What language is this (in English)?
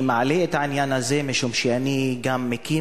Hebrew